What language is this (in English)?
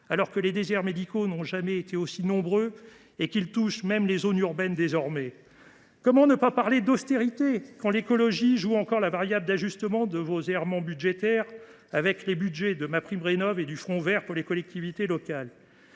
French